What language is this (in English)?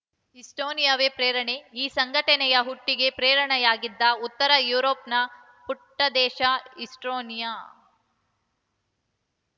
Kannada